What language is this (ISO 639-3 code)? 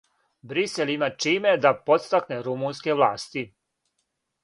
srp